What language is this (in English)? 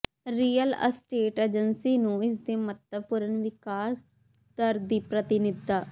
Punjabi